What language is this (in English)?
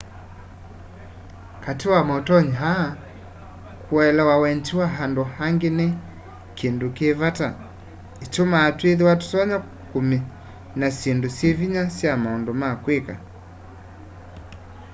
Kamba